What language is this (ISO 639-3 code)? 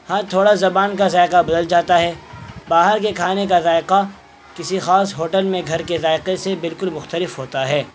urd